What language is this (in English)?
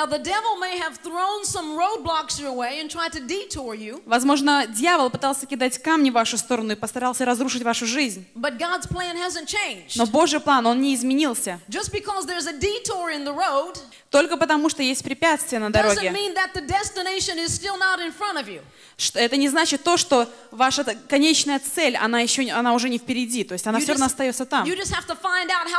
Russian